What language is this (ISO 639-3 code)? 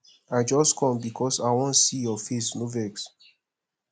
pcm